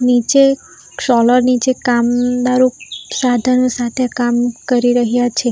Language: Gujarati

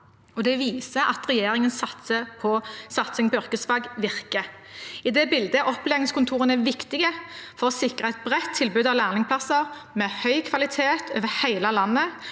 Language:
Norwegian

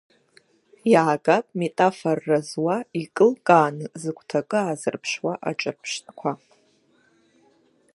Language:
Abkhazian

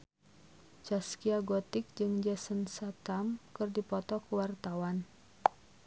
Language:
Sundanese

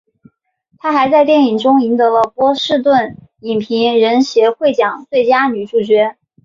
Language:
Chinese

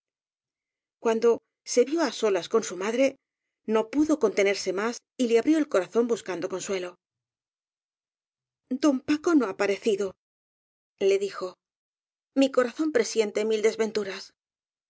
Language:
Spanish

